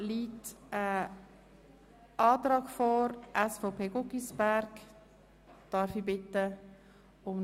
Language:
Swiss German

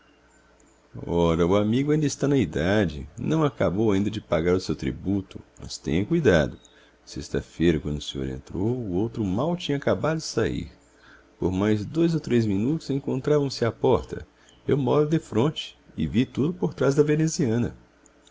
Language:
Portuguese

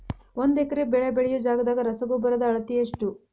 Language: Kannada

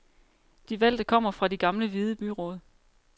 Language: Danish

